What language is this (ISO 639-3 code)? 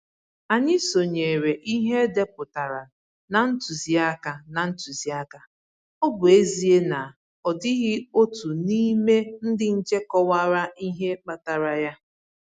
ibo